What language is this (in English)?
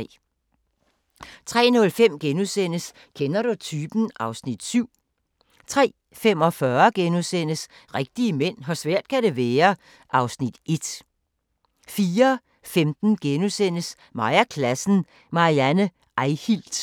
Danish